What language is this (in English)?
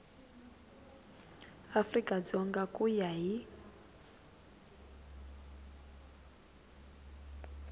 Tsonga